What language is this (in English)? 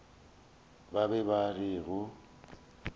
Northern Sotho